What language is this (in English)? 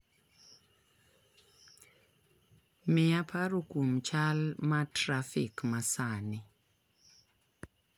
Luo (Kenya and Tanzania)